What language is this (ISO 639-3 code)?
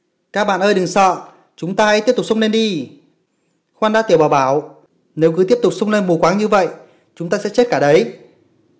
vie